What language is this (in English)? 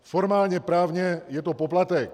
Czech